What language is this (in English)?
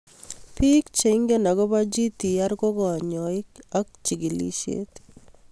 Kalenjin